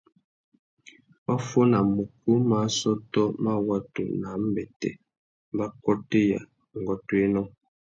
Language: Tuki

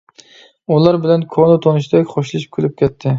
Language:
Uyghur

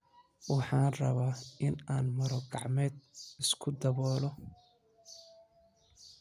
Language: Somali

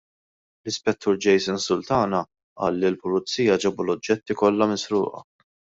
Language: Maltese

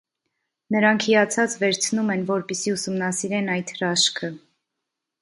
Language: Armenian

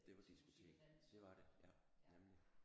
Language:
Danish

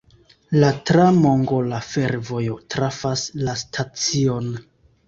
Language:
Esperanto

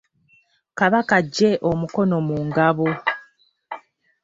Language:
Ganda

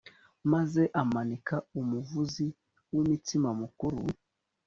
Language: Kinyarwanda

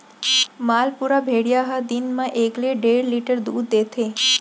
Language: Chhattisgarhi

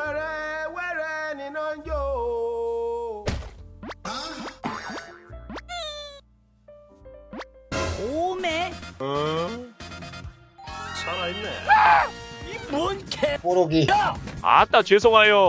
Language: Korean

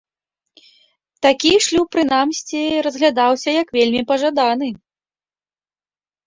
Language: Belarusian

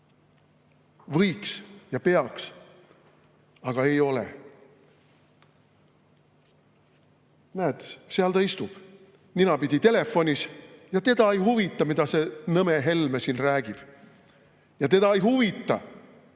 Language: Estonian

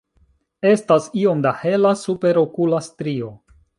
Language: Esperanto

